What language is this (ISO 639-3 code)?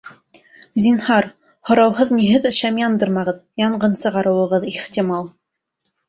bak